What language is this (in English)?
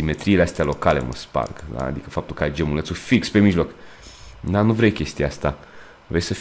Romanian